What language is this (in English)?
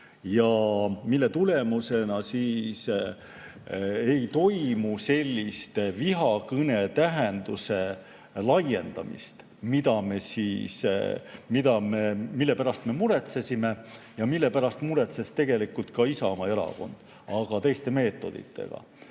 Estonian